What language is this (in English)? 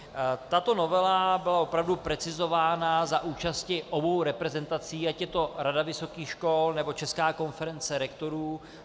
Czech